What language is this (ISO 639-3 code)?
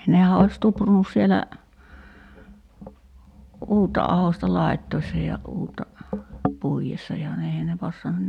fin